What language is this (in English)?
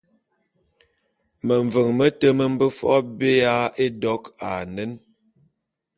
Bulu